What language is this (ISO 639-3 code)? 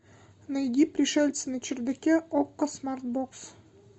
rus